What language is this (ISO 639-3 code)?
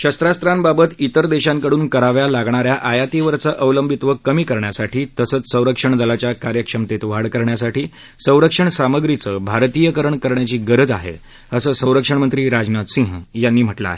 mar